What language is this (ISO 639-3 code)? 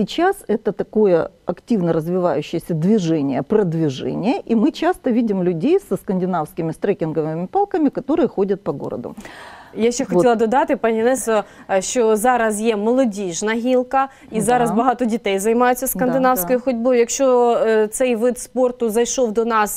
rus